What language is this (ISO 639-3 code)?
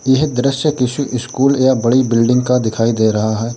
hin